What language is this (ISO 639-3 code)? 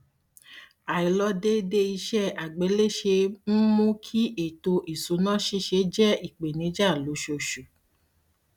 yor